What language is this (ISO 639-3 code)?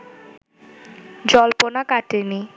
ben